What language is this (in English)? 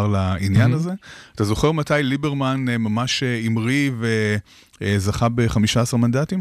Hebrew